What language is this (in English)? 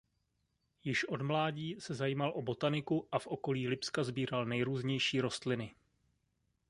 Czech